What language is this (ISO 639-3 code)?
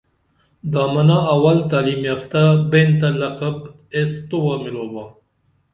dml